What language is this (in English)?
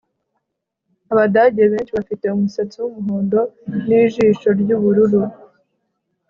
Kinyarwanda